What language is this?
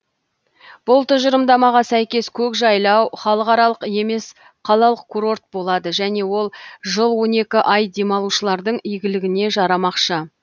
Kazakh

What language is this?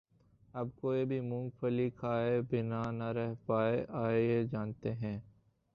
Urdu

